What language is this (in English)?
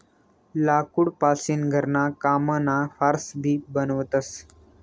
Marathi